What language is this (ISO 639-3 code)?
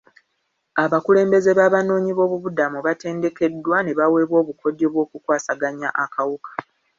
lug